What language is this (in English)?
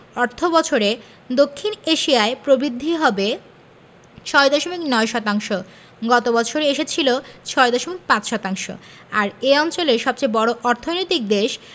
Bangla